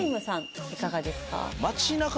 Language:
Japanese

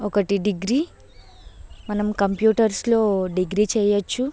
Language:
Telugu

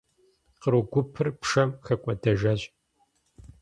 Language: Kabardian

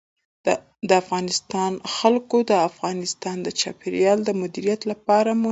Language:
Pashto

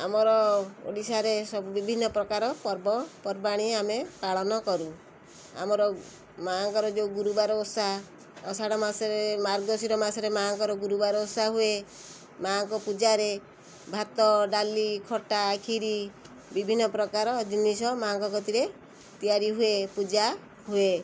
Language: Odia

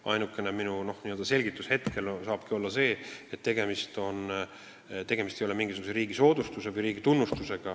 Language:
Estonian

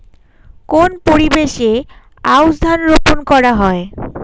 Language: Bangla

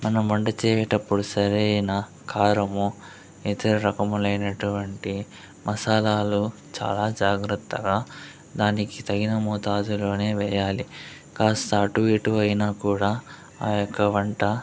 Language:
Telugu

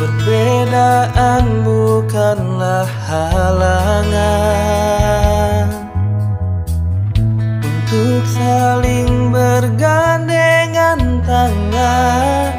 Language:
Indonesian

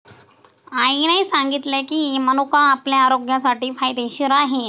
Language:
Marathi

